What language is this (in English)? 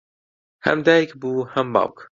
Central Kurdish